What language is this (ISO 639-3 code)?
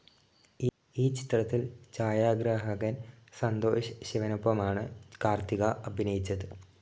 mal